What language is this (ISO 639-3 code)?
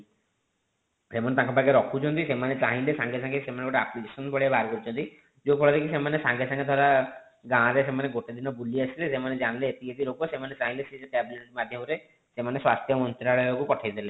ori